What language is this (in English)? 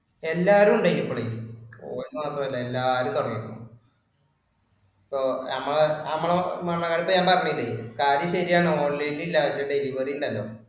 Malayalam